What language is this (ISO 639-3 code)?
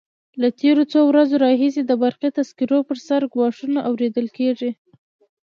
pus